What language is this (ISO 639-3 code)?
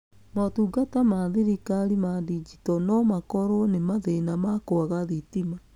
kik